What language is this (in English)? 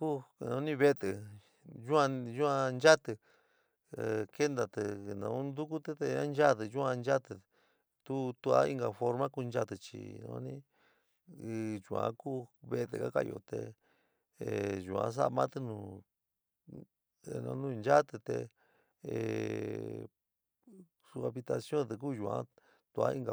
San Miguel El Grande Mixtec